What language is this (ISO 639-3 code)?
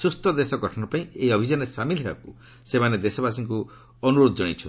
ori